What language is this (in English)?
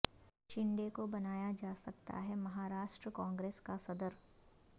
Urdu